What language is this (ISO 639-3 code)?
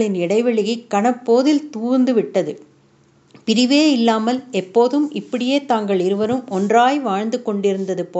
tam